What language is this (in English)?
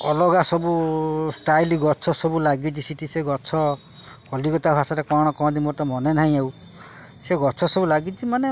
Odia